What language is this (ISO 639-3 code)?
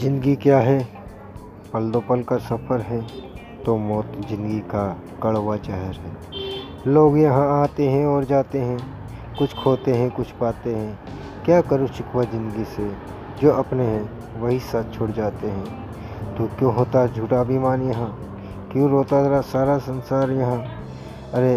hin